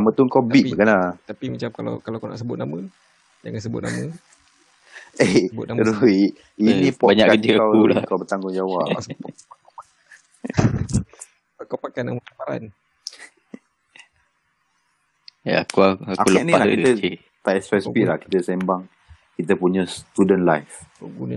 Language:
Malay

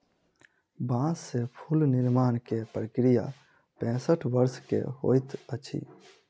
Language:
Maithili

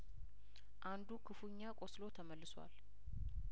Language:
Amharic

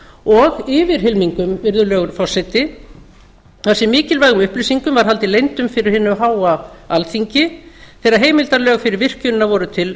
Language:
Icelandic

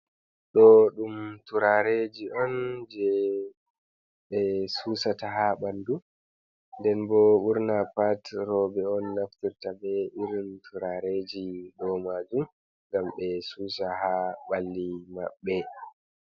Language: Fula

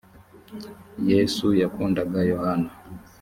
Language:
Kinyarwanda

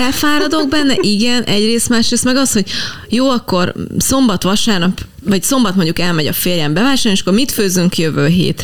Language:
Hungarian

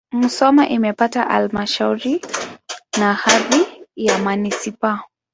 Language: Swahili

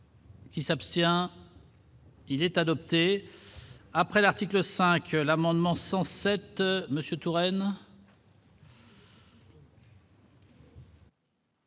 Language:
French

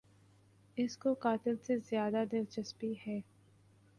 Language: Urdu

